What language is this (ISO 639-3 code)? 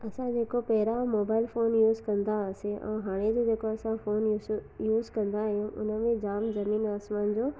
snd